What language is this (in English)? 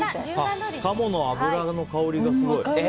Japanese